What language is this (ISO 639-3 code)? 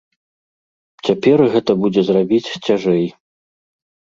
bel